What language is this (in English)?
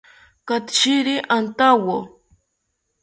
South Ucayali Ashéninka